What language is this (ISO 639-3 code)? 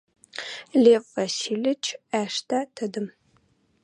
mrj